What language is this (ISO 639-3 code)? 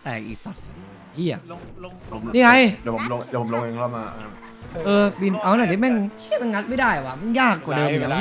tha